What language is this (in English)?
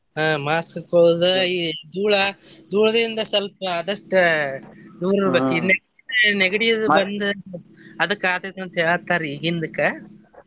Kannada